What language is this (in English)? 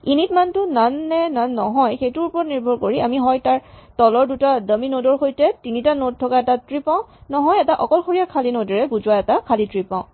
Assamese